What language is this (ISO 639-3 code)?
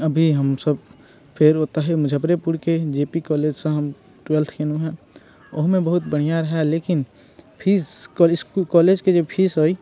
mai